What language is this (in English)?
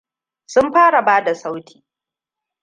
Hausa